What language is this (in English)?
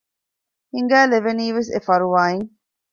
Divehi